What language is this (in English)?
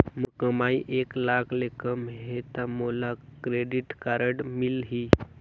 Chhattisgarhi